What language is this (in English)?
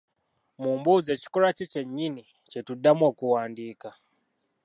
Ganda